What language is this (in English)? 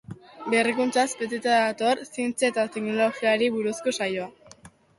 Basque